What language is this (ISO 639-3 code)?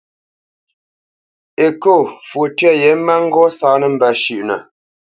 bce